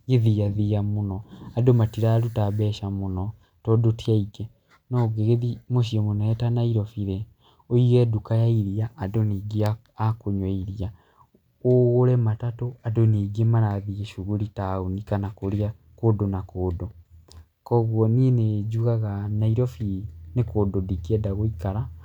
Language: Kikuyu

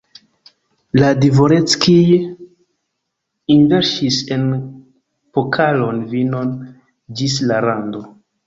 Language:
Esperanto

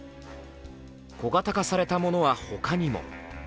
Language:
Japanese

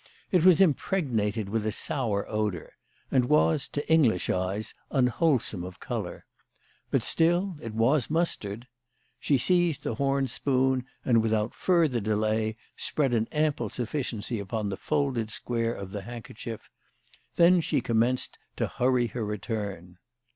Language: English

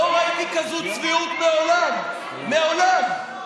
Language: Hebrew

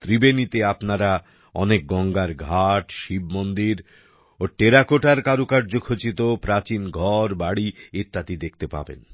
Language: Bangla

